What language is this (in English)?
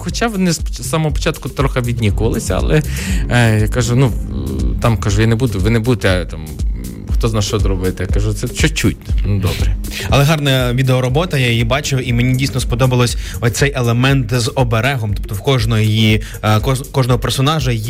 Ukrainian